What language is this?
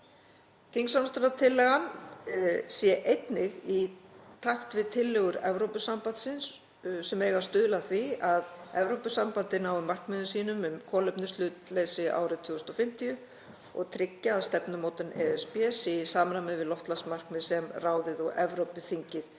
Icelandic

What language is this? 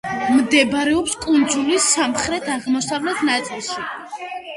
Georgian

